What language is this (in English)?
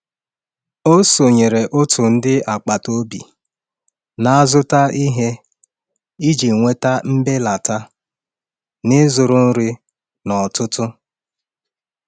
Igbo